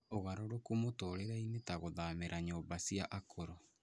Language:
Kikuyu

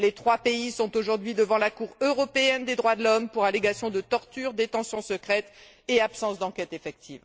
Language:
French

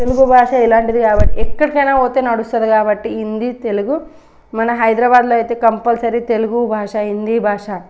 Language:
Telugu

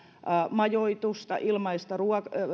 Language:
Finnish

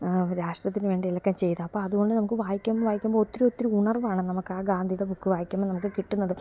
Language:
Malayalam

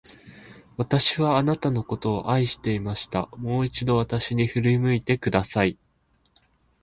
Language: Japanese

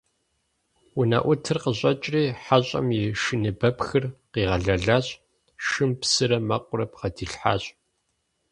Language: Kabardian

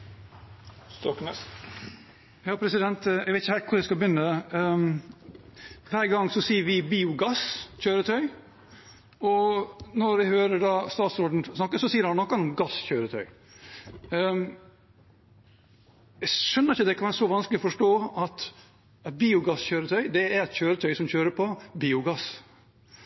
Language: Norwegian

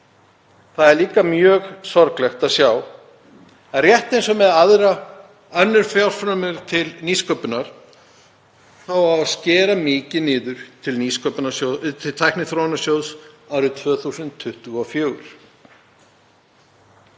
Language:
Icelandic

